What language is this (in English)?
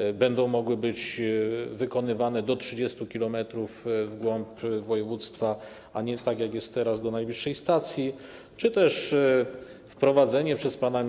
Polish